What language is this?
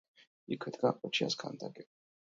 Georgian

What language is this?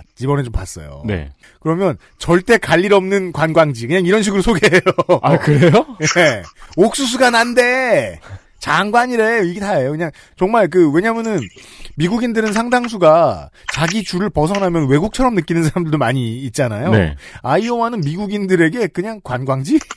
Korean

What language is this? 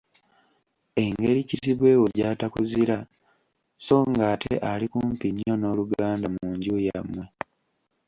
Ganda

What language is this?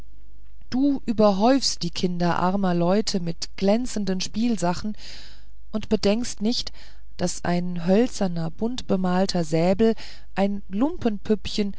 German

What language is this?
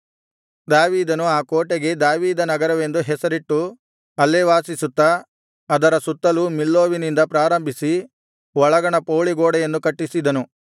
Kannada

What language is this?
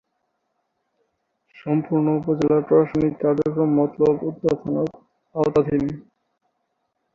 Bangla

